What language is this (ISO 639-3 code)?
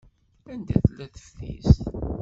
kab